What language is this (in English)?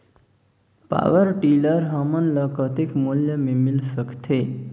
Chhattisgarhi